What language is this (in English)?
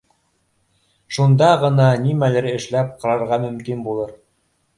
Bashkir